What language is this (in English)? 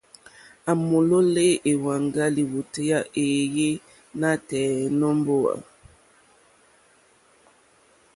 Mokpwe